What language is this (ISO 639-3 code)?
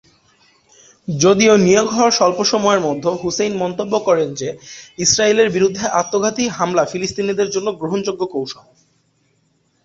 ben